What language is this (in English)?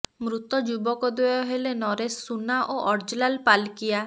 Odia